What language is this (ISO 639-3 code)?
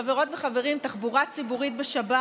heb